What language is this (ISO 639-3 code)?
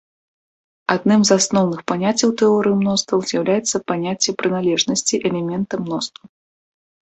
bel